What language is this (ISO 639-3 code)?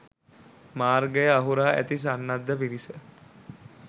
sin